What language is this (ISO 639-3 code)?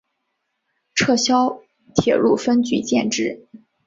zho